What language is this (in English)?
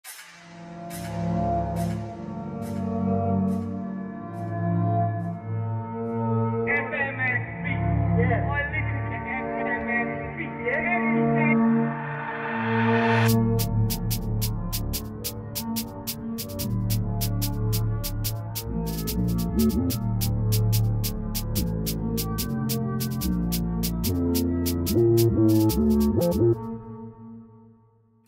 English